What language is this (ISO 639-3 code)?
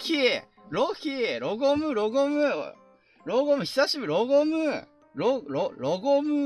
jpn